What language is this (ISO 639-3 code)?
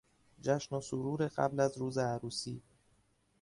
fas